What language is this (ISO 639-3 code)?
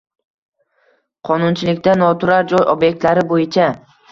uzb